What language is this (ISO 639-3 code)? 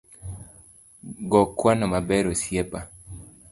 luo